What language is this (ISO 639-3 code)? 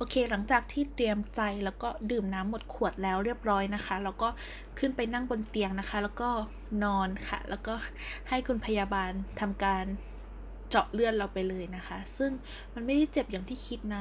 tha